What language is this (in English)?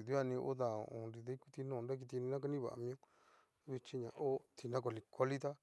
Cacaloxtepec Mixtec